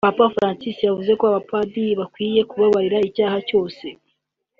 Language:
Kinyarwanda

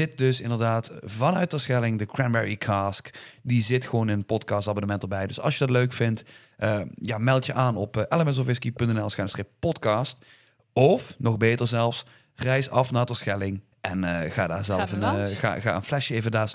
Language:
Dutch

